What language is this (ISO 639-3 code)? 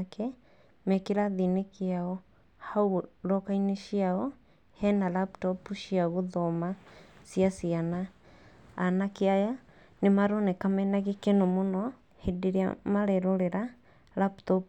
kik